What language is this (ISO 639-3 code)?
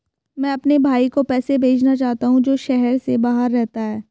hin